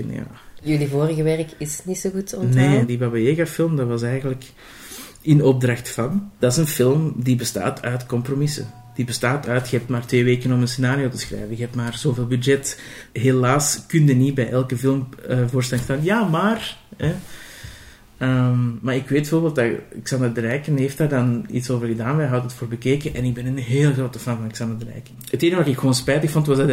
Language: Dutch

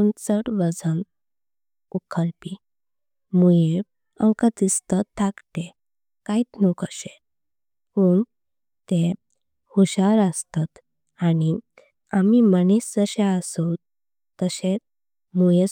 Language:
Konkani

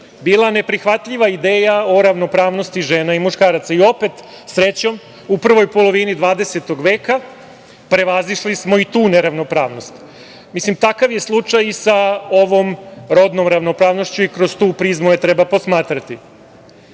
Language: Serbian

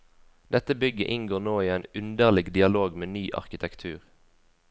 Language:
Norwegian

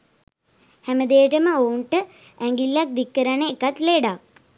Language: Sinhala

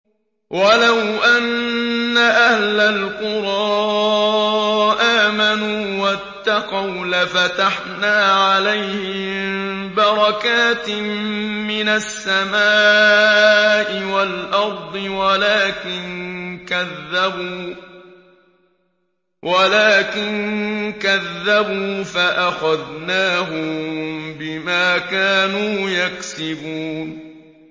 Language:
Arabic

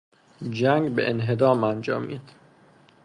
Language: Persian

